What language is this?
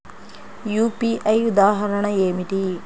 Telugu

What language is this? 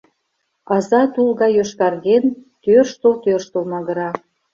Mari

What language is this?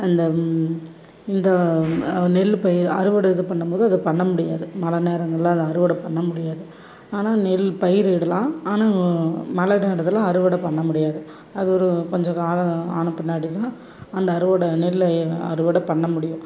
Tamil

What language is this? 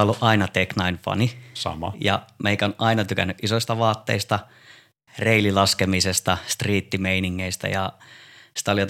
Finnish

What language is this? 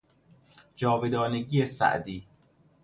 Persian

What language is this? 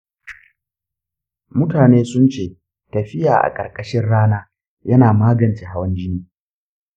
Hausa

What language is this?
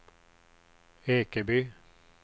Swedish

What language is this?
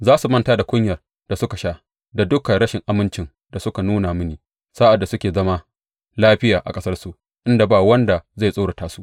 Hausa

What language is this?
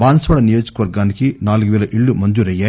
Telugu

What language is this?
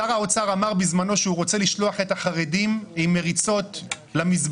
Hebrew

